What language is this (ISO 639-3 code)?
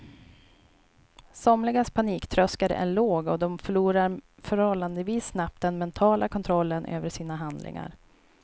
swe